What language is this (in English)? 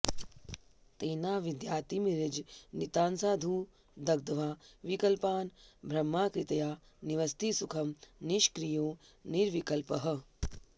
Sanskrit